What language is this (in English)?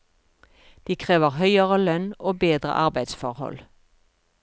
Norwegian